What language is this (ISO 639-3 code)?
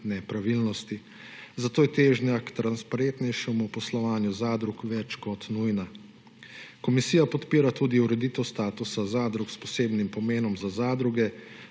slv